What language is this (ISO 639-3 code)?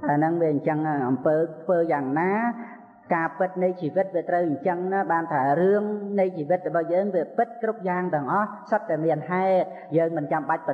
vie